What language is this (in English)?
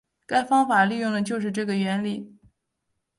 Chinese